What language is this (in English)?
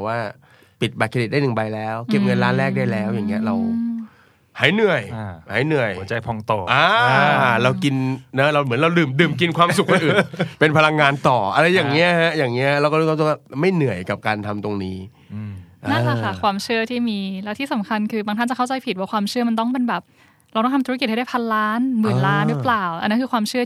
Thai